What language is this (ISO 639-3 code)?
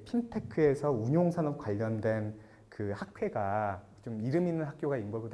kor